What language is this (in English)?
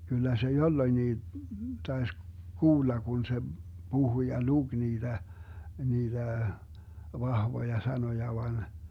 Finnish